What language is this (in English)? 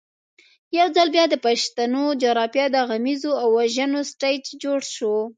Pashto